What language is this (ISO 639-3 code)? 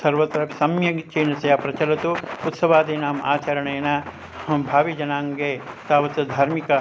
san